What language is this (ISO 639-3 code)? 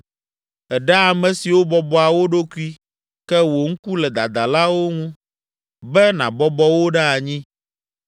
ewe